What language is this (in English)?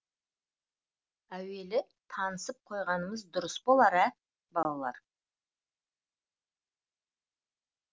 Kazakh